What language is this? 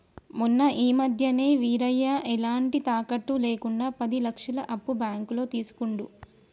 Telugu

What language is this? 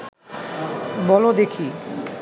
Bangla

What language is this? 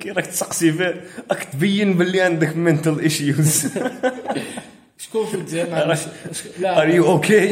Arabic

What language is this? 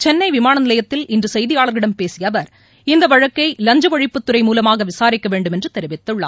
Tamil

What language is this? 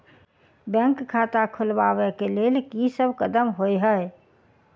Maithili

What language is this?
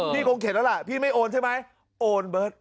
Thai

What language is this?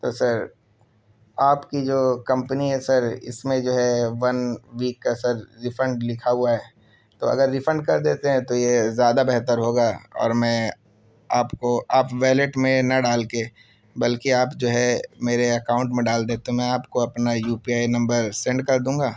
Urdu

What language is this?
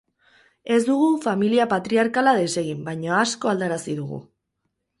Basque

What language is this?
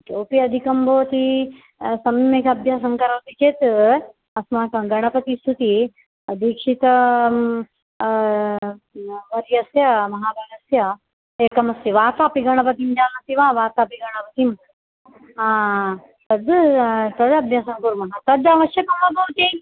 Sanskrit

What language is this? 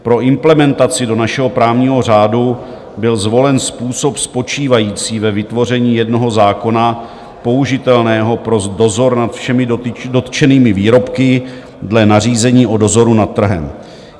Czech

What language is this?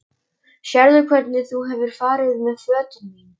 Icelandic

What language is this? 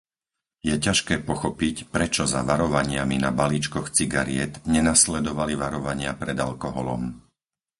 Slovak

